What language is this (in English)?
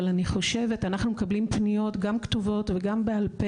Hebrew